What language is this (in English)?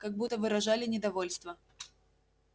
Russian